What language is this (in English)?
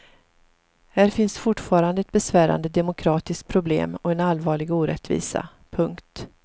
Swedish